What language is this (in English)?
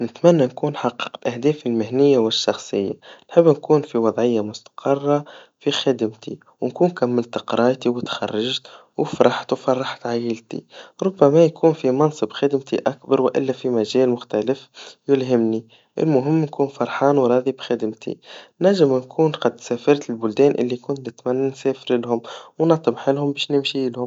Tunisian Arabic